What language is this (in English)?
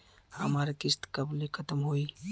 Bhojpuri